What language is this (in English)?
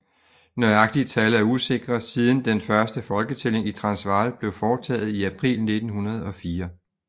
Danish